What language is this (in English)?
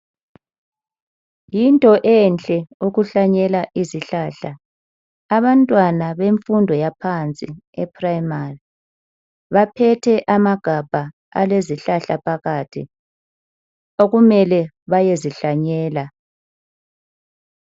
North Ndebele